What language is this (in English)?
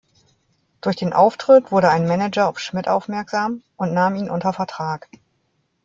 German